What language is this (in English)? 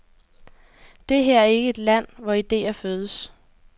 Danish